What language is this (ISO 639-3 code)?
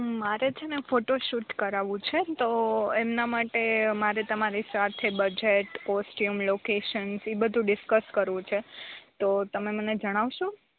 guj